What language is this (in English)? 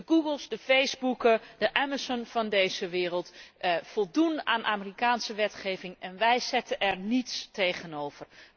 Dutch